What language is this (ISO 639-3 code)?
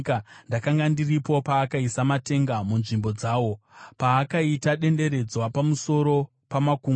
sna